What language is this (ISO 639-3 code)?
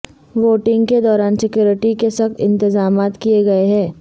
urd